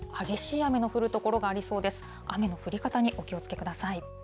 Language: Japanese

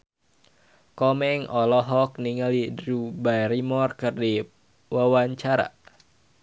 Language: Sundanese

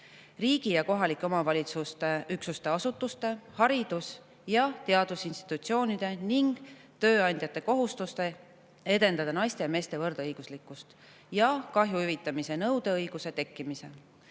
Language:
Estonian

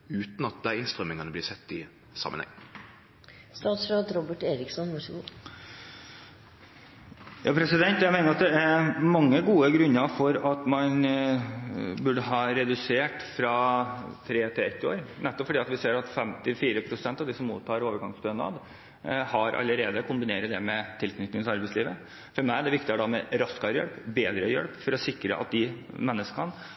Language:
Norwegian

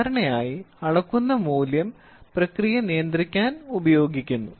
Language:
Malayalam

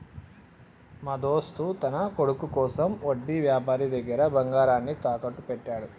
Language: Telugu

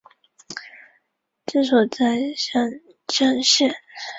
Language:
Chinese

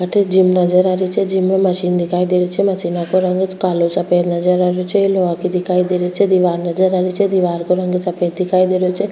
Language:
Rajasthani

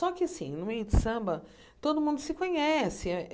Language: Portuguese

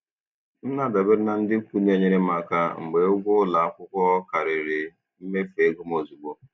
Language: Igbo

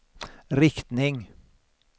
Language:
Swedish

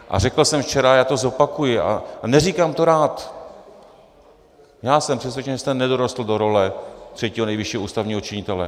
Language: Czech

